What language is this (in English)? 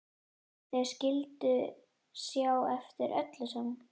Icelandic